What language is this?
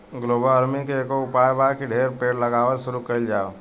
Bhojpuri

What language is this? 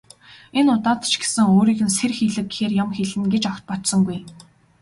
Mongolian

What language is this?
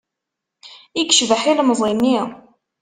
Kabyle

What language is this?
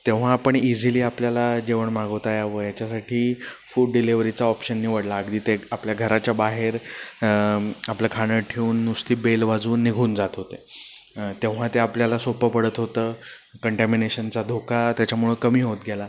Marathi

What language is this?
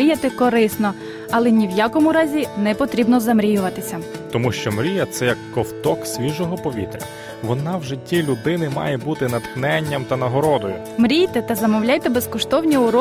Ukrainian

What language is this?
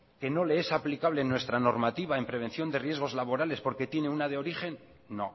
Spanish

